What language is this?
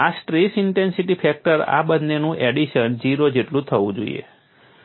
Gujarati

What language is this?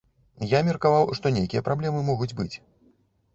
Belarusian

